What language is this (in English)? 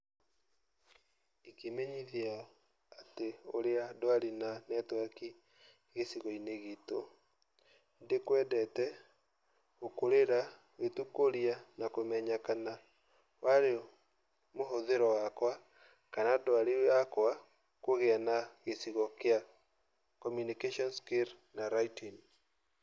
Kikuyu